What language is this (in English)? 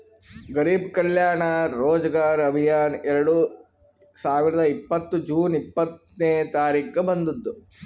Kannada